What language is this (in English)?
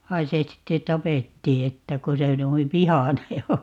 Finnish